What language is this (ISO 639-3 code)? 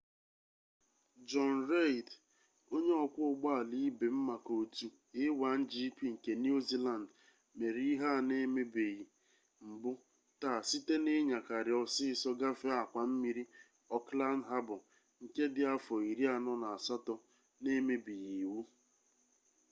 ibo